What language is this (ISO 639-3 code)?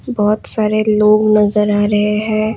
hin